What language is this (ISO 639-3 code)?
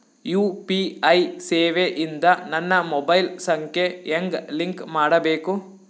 kan